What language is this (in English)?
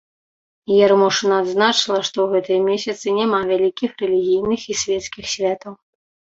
Belarusian